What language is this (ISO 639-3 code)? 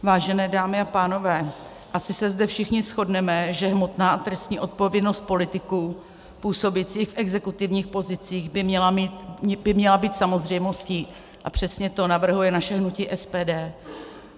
ces